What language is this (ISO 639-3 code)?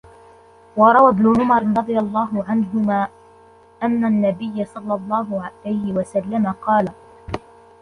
ara